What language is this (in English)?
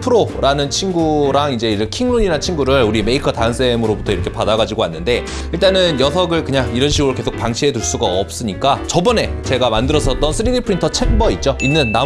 Korean